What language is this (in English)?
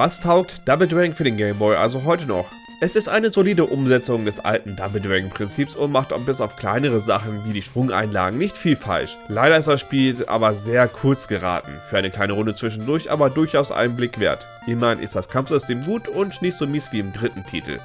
German